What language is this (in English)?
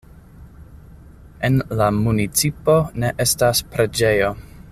Esperanto